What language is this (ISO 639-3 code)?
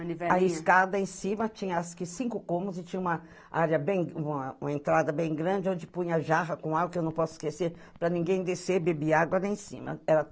por